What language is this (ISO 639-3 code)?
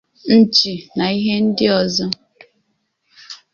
ibo